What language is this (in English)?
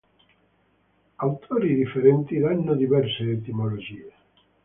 Italian